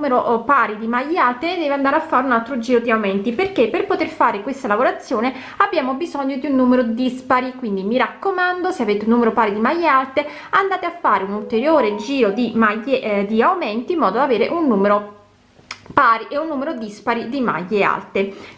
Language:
Italian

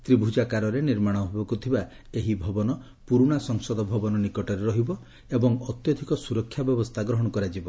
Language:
Odia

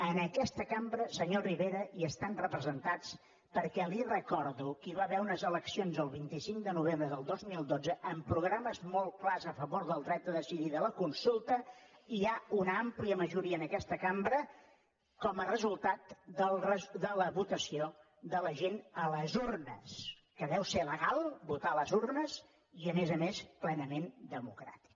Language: Catalan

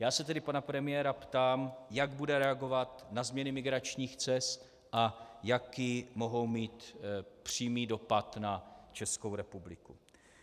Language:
Czech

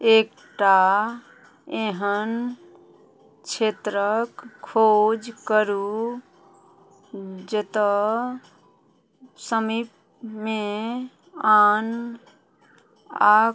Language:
Maithili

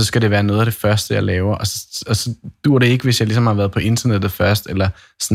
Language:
Danish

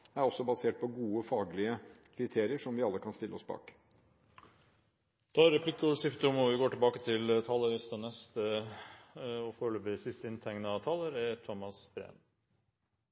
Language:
Norwegian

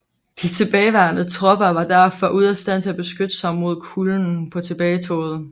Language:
Danish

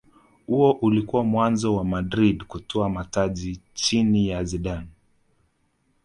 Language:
Swahili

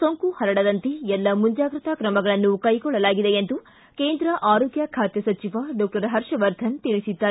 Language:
Kannada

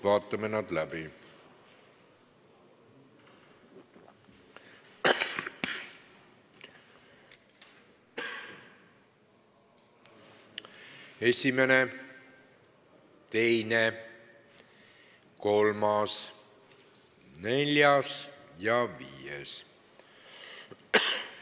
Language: Estonian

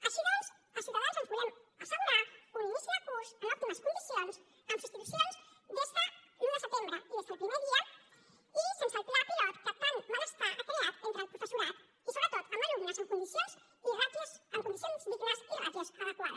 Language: Catalan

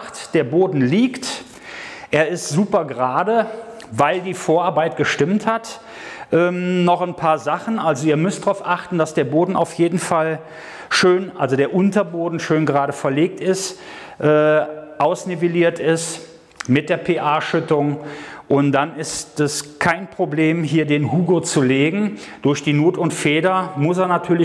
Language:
German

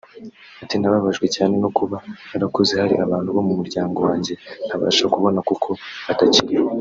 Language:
Kinyarwanda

